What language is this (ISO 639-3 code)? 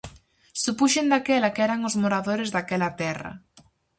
glg